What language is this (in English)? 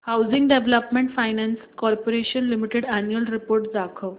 Marathi